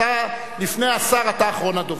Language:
Hebrew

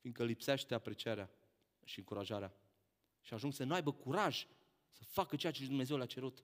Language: Romanian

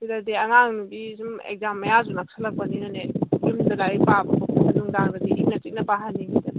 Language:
Manipuri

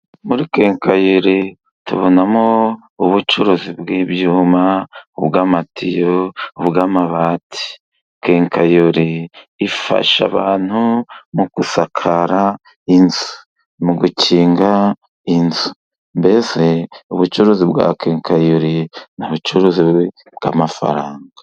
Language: Kinyarwanda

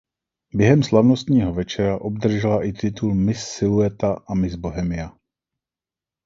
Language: Czech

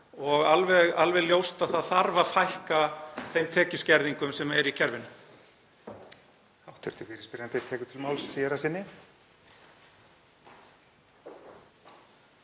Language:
Icelandic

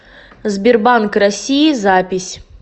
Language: Russian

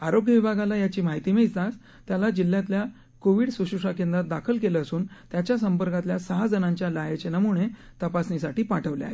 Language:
Marathi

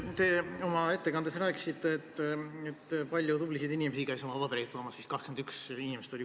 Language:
Estonian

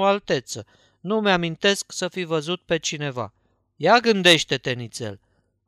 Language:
Romanian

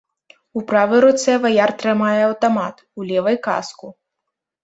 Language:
Belarusian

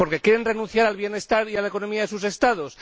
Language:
Spanish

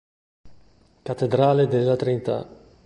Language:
Italian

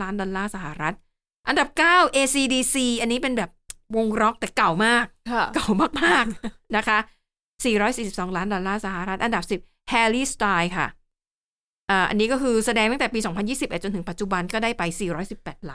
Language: Thai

